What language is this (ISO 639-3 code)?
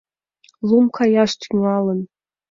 chm